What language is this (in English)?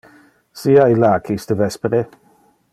Interlingua